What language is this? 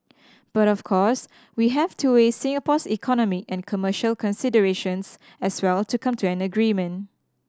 English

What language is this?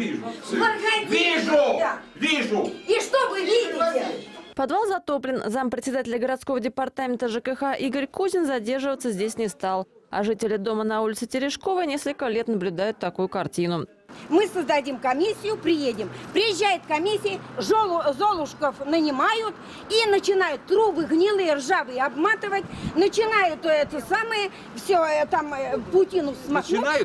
Russian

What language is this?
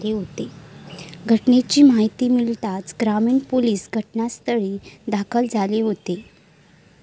Marathi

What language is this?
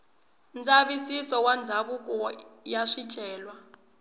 Tsonga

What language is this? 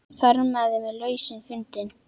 Icelandic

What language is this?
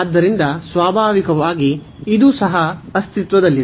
Kannada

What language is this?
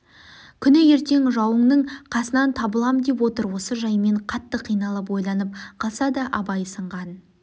Kazakh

